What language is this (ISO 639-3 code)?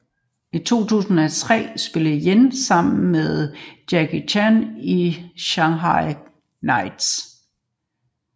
dan